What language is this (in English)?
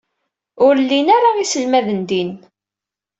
Kabyle